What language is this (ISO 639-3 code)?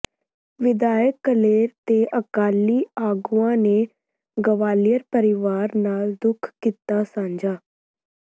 pan